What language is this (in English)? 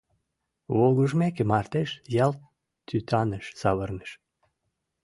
Mari